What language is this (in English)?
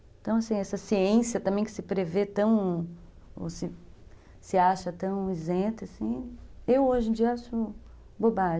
Portuguese